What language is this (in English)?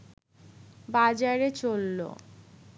Bangla